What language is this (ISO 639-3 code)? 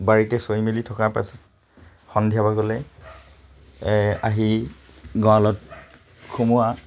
asm